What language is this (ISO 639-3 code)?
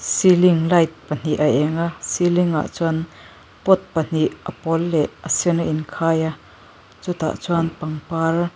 lus